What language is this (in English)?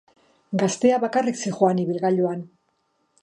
Basque